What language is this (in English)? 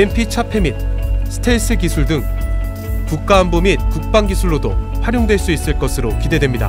Korean